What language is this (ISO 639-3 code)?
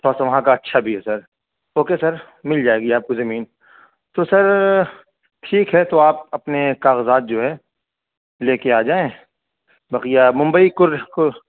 urd